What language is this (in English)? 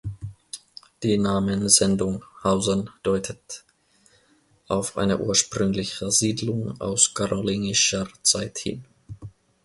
German